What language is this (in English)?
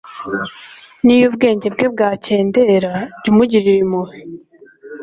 Kinyarwanda